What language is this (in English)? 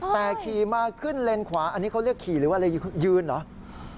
Thai